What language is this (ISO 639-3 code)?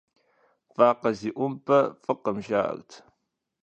kbd